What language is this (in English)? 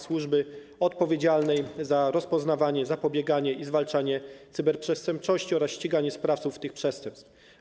Polish